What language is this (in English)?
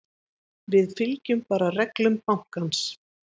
Icelandic